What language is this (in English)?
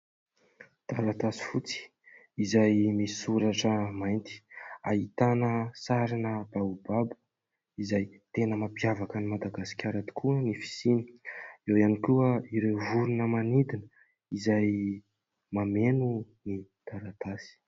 Malagasy